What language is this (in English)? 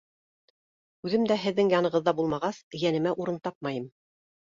Bashkir